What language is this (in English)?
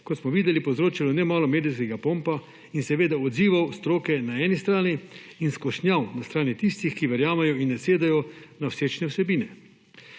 Slovenian